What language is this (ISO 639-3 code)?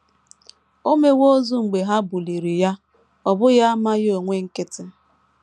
ibo